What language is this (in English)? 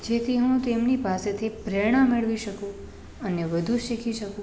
Gujarati